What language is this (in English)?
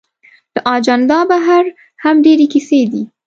Pashto